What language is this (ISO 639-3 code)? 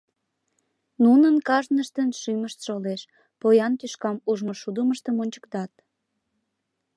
chm